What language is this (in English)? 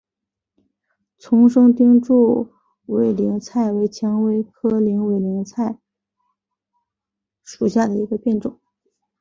Chinese